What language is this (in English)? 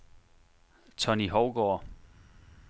Danish